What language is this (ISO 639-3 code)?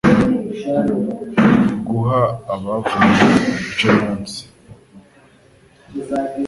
kin